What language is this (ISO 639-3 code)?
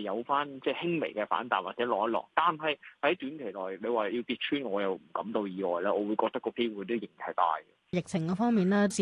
zho